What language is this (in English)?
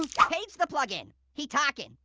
English